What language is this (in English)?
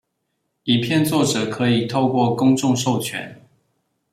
Chinese